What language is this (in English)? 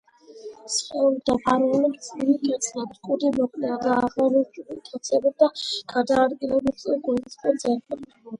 Georgian